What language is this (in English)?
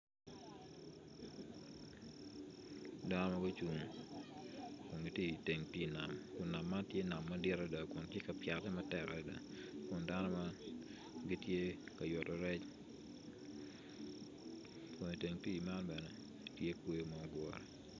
Acoli